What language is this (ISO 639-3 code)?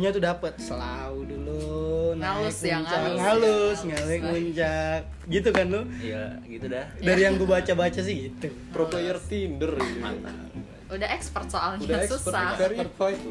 ind